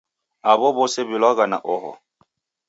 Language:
Taita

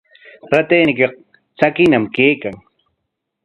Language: Corongo Ancash Quechua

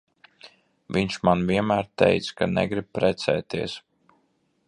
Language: Latvian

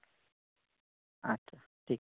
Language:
Santali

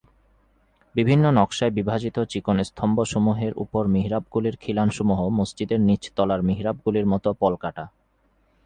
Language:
Bangla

